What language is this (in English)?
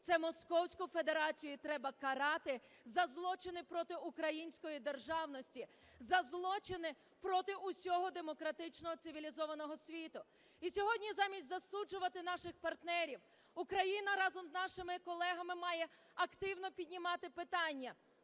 Ukrainian